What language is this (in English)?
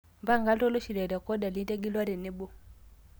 Masai